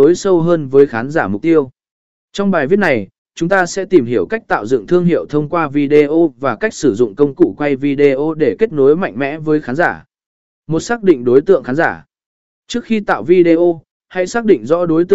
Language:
Vietnamese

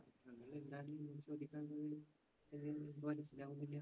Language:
Malayalam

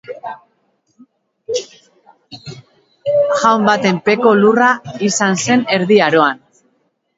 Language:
Basque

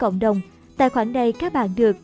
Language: Vietnamese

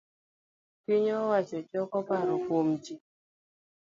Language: Luo (Kenya and Tanzania)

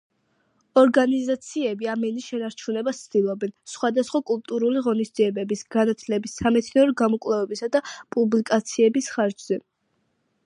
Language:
Georgian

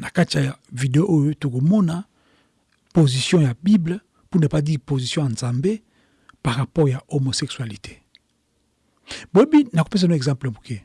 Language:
French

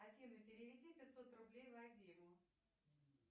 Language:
Russian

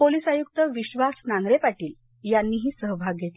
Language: Marathi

